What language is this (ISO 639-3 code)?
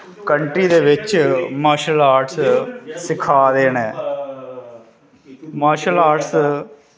doi